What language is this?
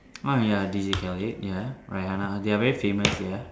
English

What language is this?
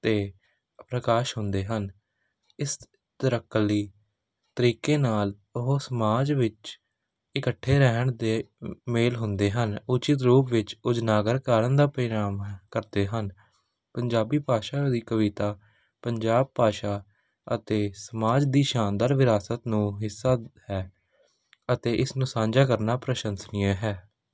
Punjabi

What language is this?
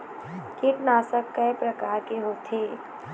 Chhattisgarhi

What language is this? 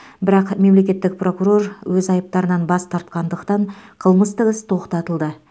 Kazakh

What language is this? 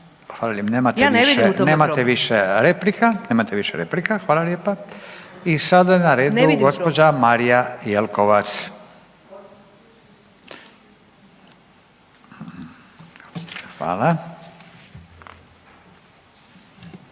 Croatian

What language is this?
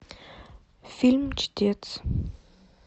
Russian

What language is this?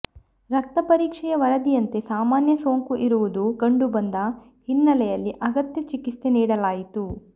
Kannada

